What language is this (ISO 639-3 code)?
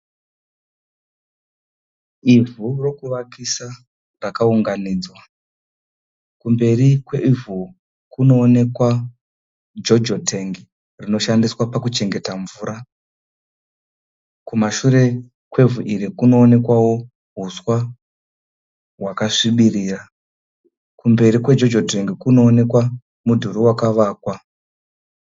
sna